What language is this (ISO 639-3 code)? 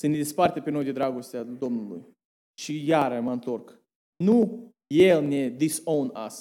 ron